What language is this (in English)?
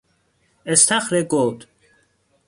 Persian